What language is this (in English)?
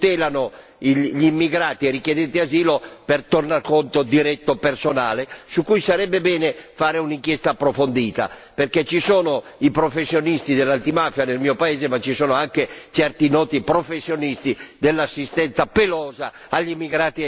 Italian